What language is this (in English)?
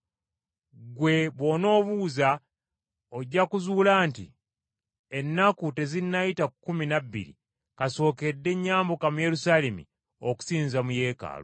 Ganda